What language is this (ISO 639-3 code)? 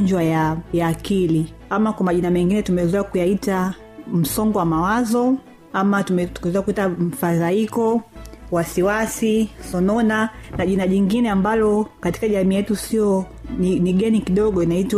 swa